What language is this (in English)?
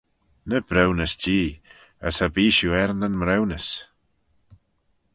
Manx